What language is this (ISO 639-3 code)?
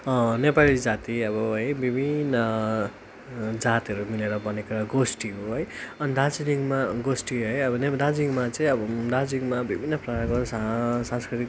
nep